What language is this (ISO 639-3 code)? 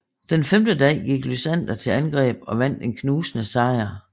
dan